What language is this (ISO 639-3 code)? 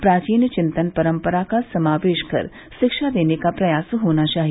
hin